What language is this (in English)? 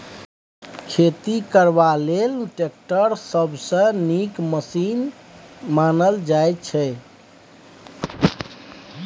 Maithili